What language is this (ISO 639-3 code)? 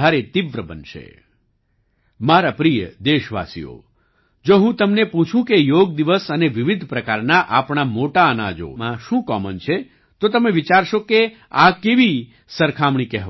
guj